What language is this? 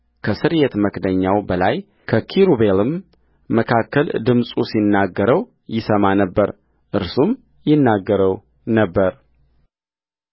Amharic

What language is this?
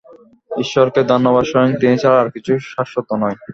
Bangla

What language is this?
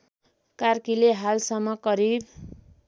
Nepali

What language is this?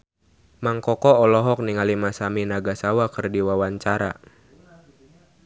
Sundanese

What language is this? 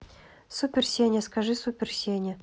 Russian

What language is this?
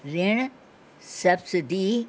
Sindhi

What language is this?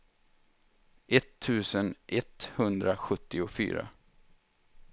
Swedish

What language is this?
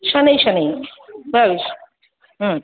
Sanskrit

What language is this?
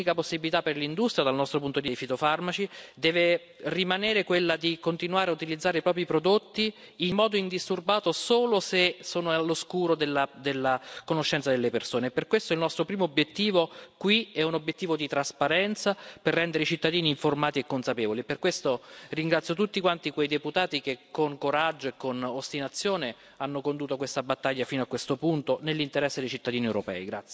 Italian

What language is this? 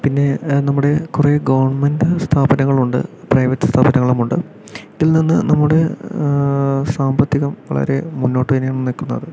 Malayalam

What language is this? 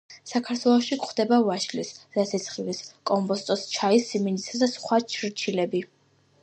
Georgian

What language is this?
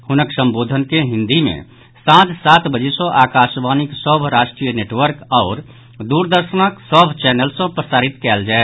Maithili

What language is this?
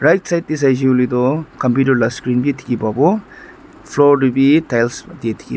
Naga Pidgin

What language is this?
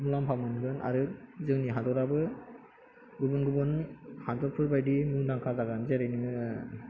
Bodo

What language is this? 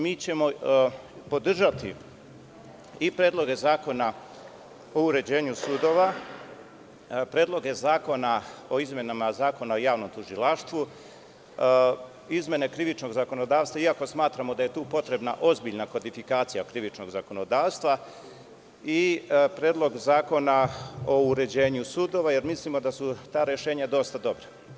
Serbian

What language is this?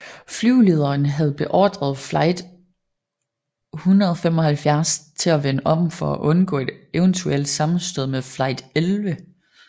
Danish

